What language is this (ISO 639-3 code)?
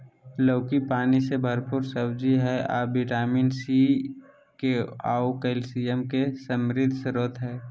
mag